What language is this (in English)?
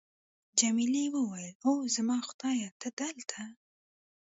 Pashto